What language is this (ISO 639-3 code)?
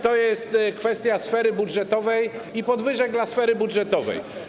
pol